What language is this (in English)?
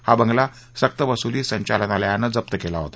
Marathi